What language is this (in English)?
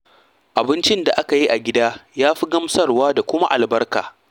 Hausa